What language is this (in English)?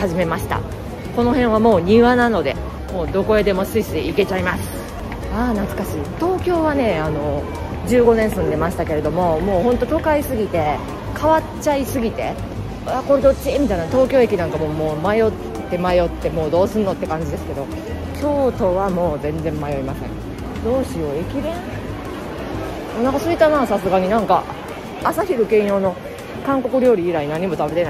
Japanese